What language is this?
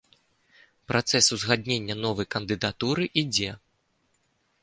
Belarusian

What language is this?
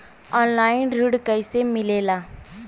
Bhojpuri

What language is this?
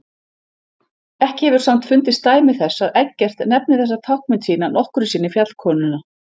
Icelandic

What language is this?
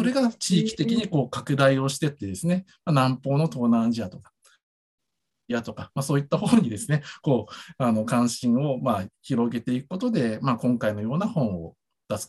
Japanese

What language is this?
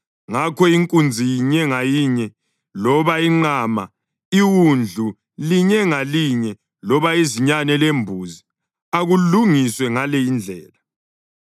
North Ndebele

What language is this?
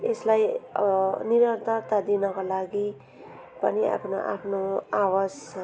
Nepali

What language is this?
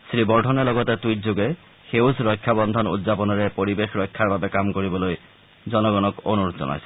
Assamese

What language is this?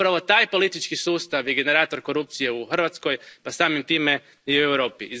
Croatian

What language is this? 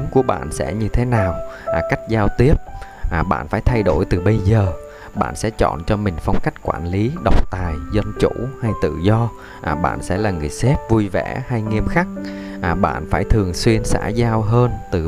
Vietnamese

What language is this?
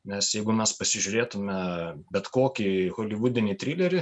Lithuanian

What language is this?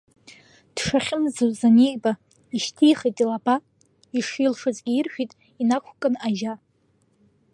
Abkhazian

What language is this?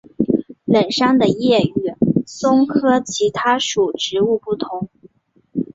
Chinese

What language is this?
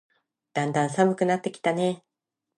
Japanese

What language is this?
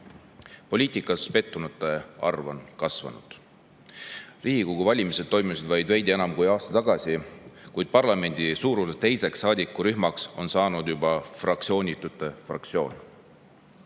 Estonian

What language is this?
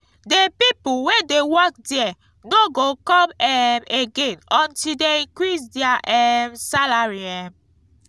Nigerian Pidgin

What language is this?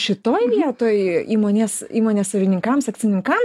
Lithuanian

